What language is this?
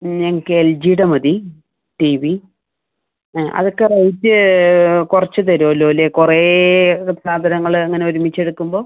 Malayalam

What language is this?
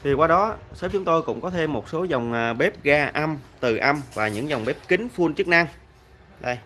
Vietnamese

